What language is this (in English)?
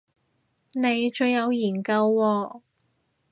Cantonese